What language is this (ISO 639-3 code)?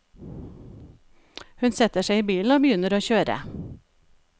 nor